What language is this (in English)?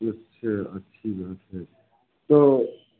Hindi